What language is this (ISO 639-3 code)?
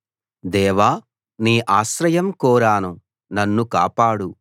tel